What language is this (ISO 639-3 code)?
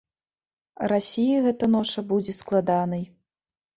bel